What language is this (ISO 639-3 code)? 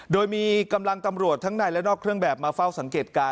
tha